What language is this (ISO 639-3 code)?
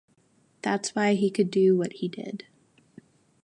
eng